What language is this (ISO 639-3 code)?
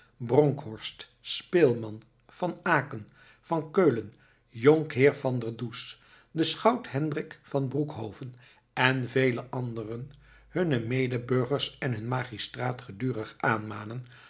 nld